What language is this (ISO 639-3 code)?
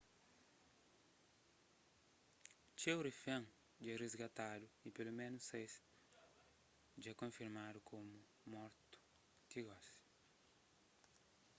kea